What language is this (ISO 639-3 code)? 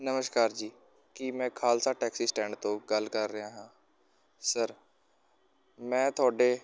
pan